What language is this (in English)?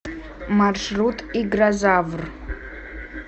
Russian